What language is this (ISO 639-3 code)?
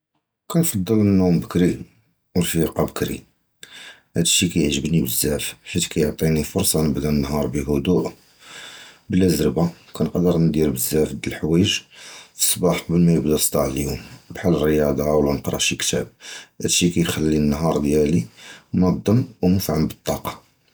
jrb